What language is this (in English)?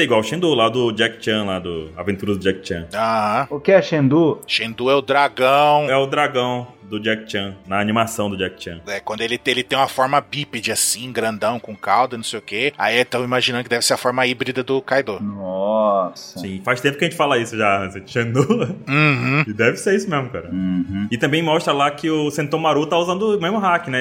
Portuguese